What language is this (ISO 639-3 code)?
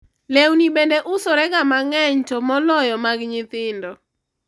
luo